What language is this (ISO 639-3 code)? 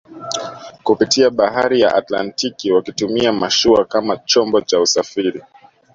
swa